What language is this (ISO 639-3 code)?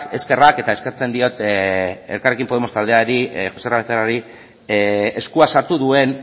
eus